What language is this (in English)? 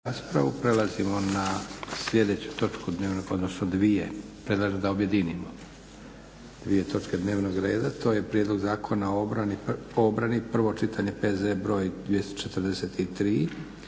Croatian